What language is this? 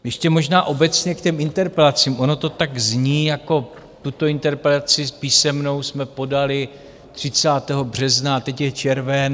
Czech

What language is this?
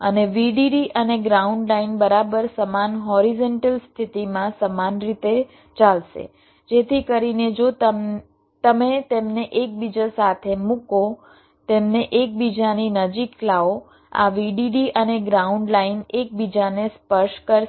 Gujarati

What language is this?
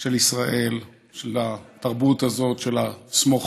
Hebrew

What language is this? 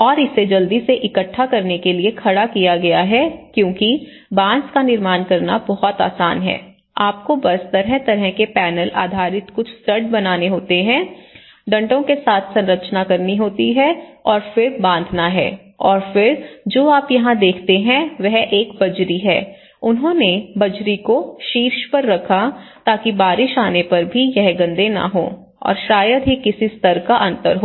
Hindi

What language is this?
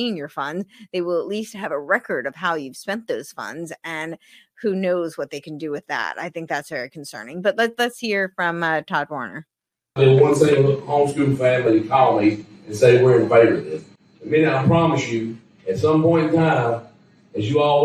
English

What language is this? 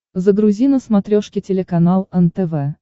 Russian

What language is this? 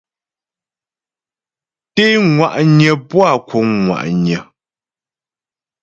Ghomala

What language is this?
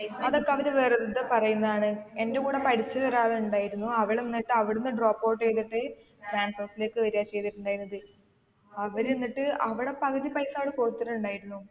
Malayalam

